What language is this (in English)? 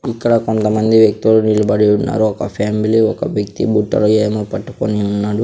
Telugu